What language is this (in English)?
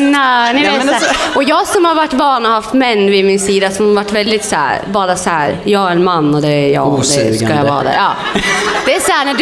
Swedish